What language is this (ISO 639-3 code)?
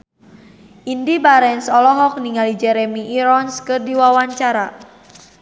sun